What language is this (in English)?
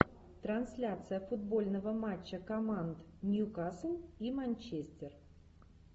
Russian